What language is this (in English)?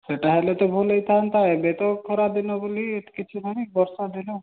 Odia